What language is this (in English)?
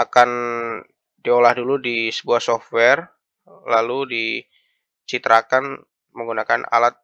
Indonesian